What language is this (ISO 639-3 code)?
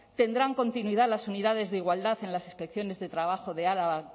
spa